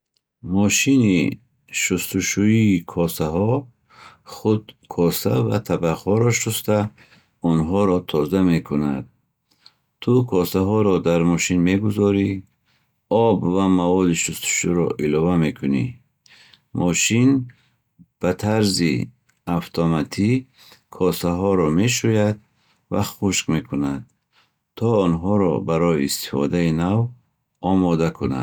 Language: Bukharic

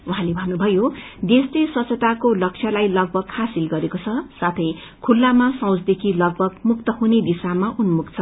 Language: Nepali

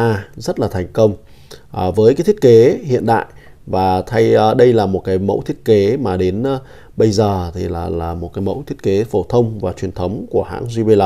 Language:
Vietnamese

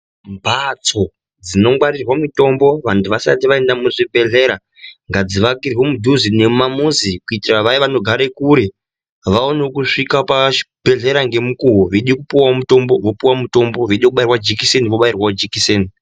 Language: Ndau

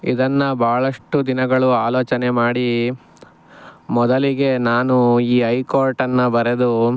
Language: Kannada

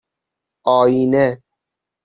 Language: Persian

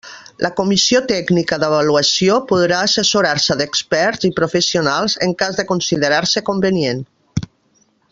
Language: Catalan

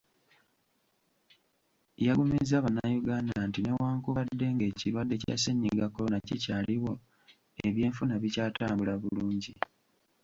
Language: Ganda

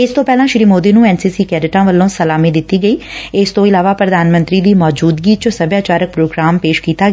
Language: Punjabi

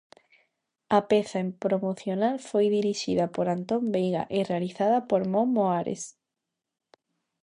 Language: Galician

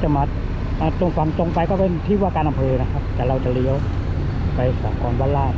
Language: Thai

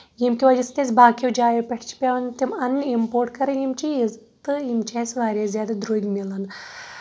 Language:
Kashmiri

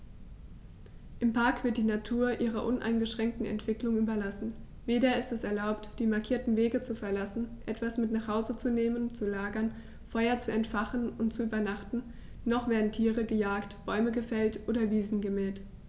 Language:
German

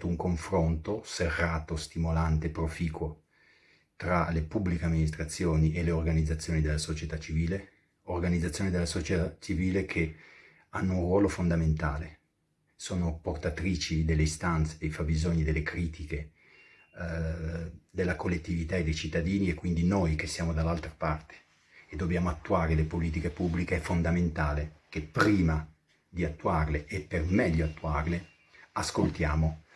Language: Italian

